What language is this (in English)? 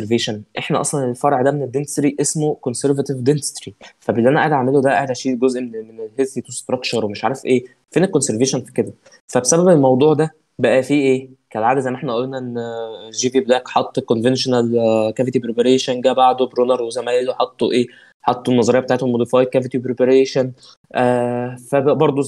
Arabic